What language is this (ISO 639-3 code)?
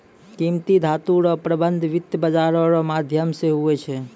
mai